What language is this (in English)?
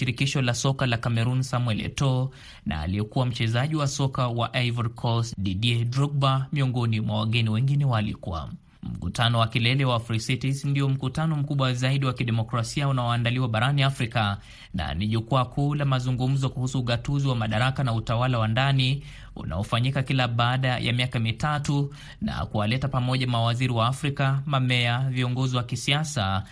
Swahili